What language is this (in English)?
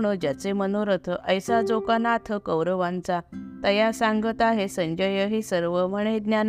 Marathi